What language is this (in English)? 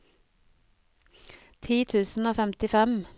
Norwegian